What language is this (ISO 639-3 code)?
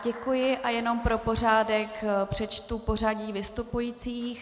ces